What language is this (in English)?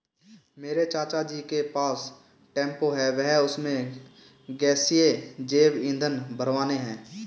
Hindi